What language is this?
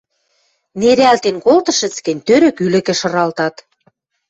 Western Mari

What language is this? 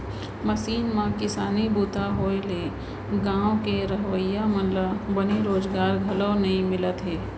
Chhattisgarhi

